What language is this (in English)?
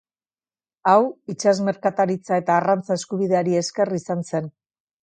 Basque